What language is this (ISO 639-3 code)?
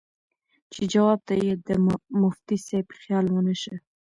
pus